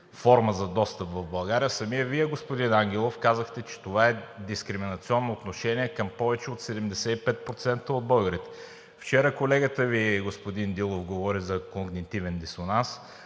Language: Bulgarian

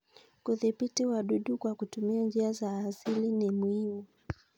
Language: Kalenjin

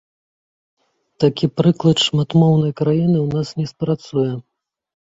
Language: Belarusian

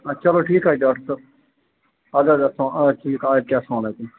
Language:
Kashmiri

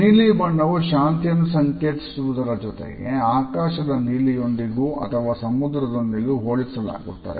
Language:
Kannada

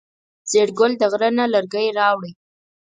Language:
Pashto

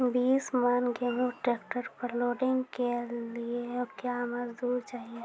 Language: Maithili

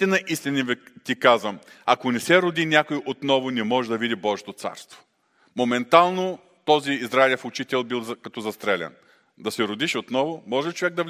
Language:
Bulgarian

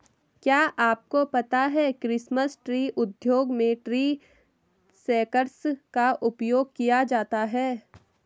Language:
Hindi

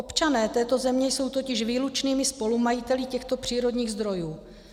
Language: Czech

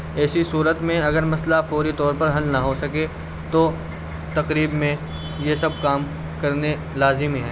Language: Urdu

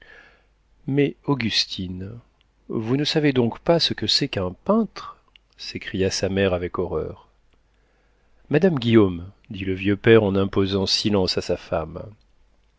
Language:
French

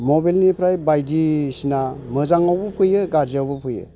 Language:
Bodo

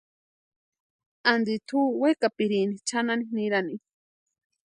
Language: Western Highland Purepecha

